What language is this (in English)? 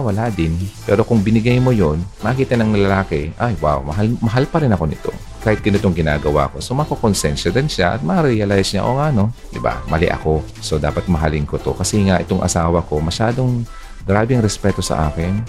Filipino